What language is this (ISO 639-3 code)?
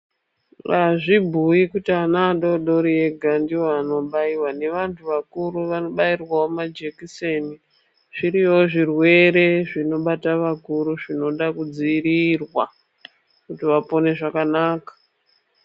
ndc